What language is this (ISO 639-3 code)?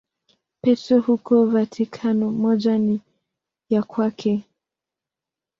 swa